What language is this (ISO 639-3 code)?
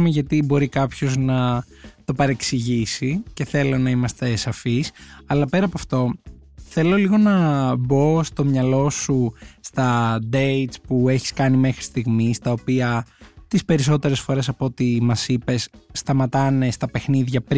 ell